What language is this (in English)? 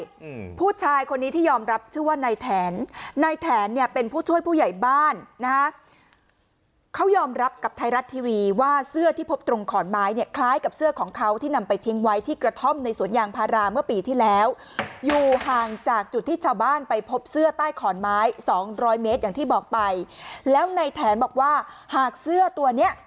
Thai